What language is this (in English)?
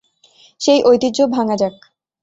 Bangla